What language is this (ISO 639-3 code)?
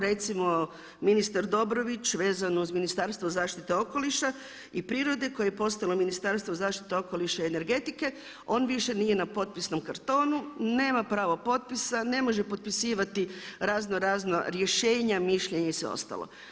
hrv